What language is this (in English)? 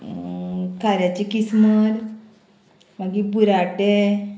Konkani